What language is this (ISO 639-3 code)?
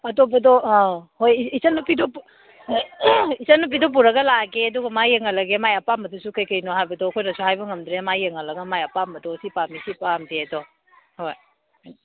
mni